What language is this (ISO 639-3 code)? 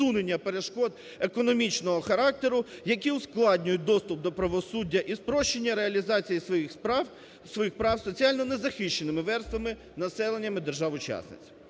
ukr